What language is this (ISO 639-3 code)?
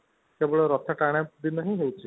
ori